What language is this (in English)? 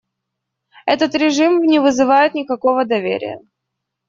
Russian